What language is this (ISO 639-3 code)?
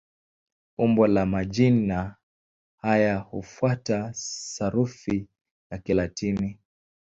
swa